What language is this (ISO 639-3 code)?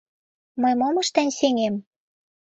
chm